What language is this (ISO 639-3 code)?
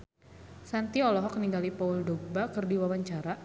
sun